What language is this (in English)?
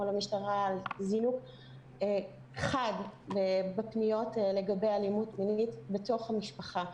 Hebrew